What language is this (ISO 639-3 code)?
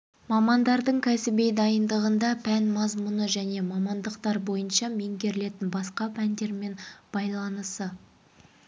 kaz